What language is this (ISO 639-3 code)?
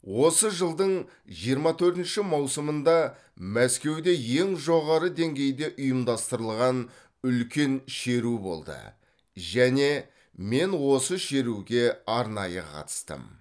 kaz